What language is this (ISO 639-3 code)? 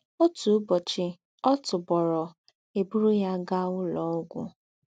ibo